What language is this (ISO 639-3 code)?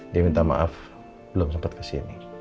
ind